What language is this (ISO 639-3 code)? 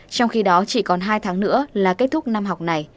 vie